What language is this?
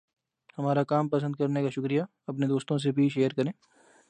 Urdu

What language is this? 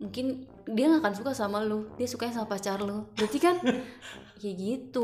Indonesian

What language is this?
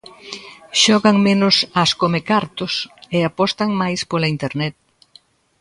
Galician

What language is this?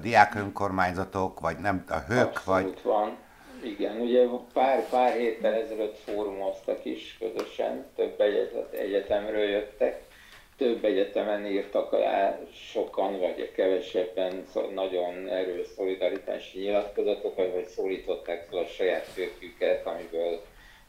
Hungarian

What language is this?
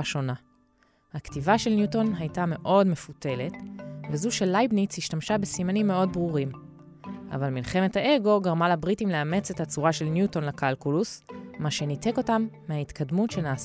Hebrew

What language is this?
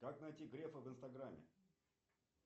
Russian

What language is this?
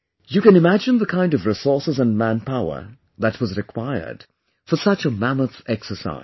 English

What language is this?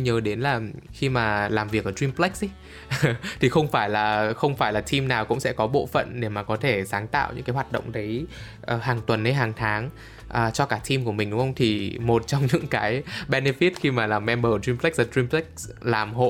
Vietnamese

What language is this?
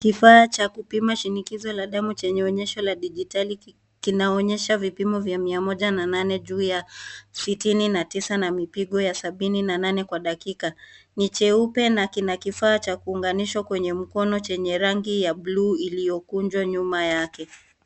Swahili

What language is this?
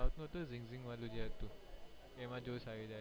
Gujarati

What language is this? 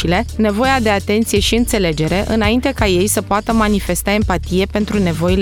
Romanian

